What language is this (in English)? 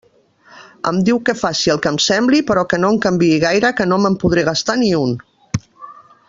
Catalan